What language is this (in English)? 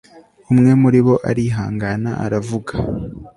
Kinyarwanda